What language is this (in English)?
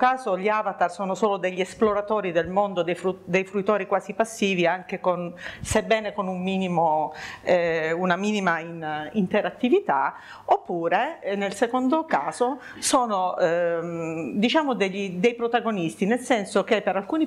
Italian